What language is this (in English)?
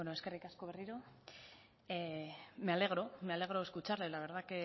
Spanish